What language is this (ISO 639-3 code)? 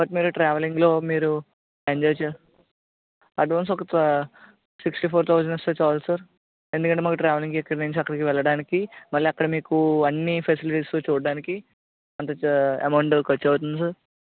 tel